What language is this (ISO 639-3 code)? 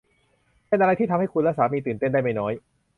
tha